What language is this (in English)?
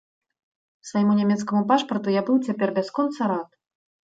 Belarusian